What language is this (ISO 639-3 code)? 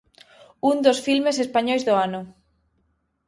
glg